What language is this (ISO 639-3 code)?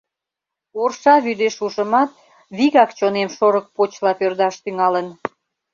chm